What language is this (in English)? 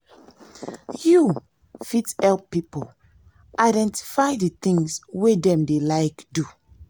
Nigerian Pidgin